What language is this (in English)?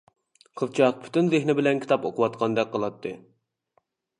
Uyghur